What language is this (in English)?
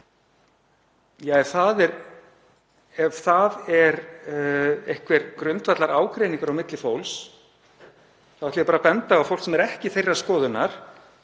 Icelandic